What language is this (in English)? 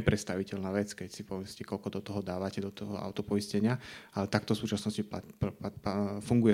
Slovak